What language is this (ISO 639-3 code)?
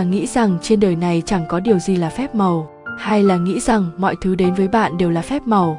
vie